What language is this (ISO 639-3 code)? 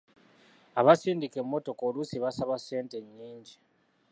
lug